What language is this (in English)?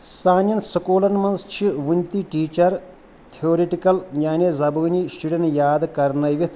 Kashmiri